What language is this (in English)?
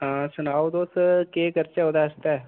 Dogri